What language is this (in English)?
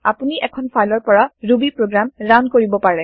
Assamese